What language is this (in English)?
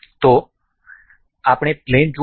Gujarati